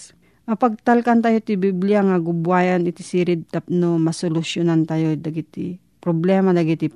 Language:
Filipino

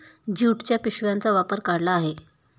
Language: Marathi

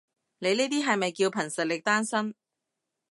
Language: Cantonese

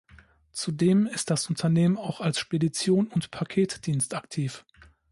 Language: German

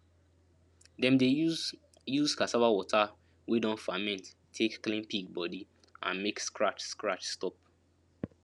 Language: Nigerian Pidgin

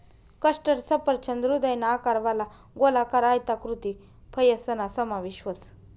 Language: Marathi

